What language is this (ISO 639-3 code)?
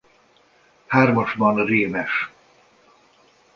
hun